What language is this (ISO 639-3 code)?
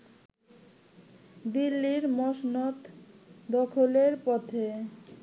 ben